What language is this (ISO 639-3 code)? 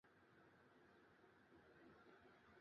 zho